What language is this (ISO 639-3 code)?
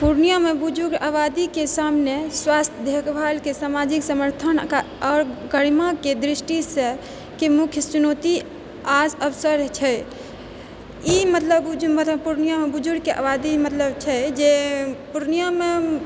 mai